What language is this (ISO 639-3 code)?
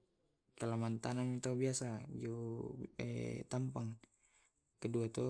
rob